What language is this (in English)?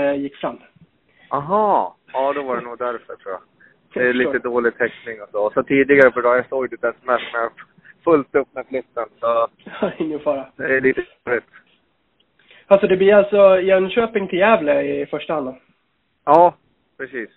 Swedish